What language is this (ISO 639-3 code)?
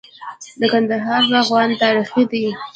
pus